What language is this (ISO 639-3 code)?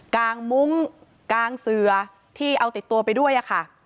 tha